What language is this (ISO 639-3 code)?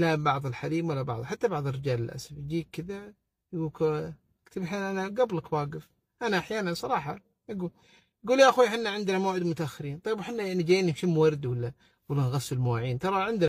ara